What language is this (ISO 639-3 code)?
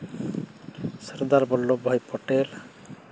sat